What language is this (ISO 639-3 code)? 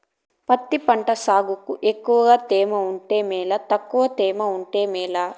tel